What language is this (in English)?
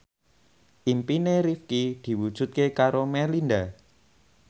Javanese